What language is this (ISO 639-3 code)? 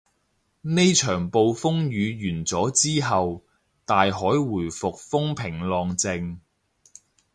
yue